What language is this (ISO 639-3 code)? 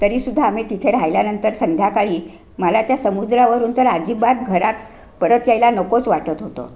mar